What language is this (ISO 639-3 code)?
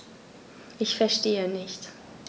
deu